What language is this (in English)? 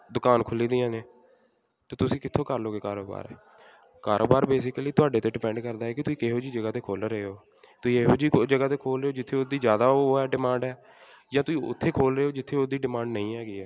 Punjabi